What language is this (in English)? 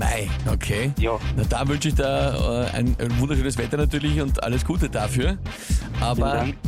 German